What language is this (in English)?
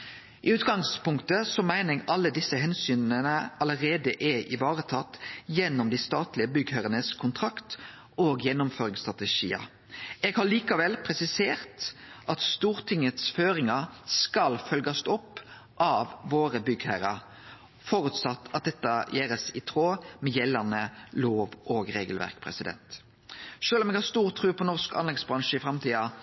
Norwegian Nynorsk